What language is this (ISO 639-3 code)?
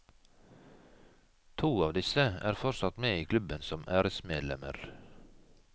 nor